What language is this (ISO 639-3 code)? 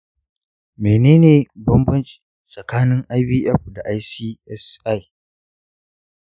hau